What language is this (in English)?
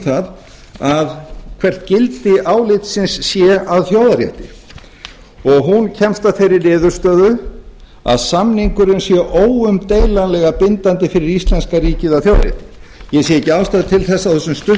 Icelandic